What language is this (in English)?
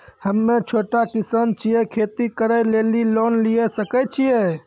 Maithili